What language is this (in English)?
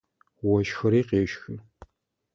Adyghe